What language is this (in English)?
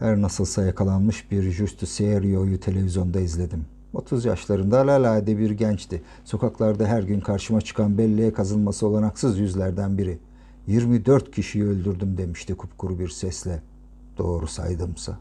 Turkish